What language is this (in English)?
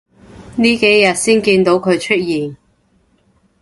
Cantonese